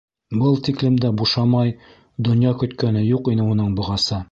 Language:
Bashkir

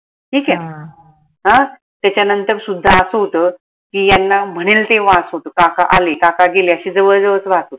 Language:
Marathi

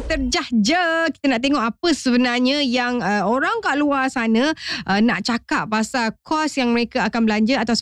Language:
Malay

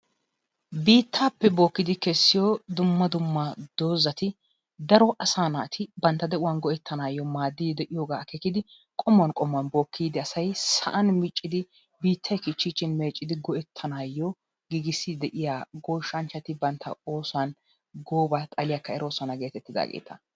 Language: Wolaytta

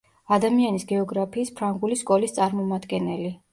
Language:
Georgian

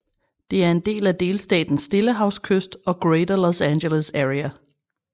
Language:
Danish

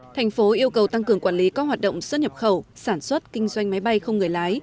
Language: Vietnamese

